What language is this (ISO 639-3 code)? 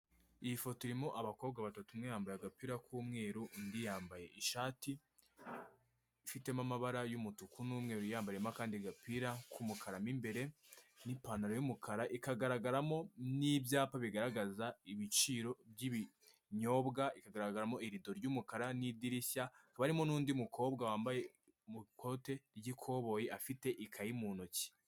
kin